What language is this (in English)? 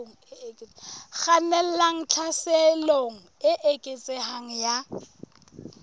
Southern Sotho